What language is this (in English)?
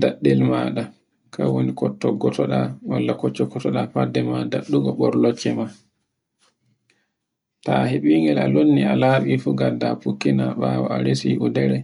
Borgu Fulfulde